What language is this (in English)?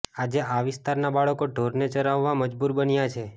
Gujarati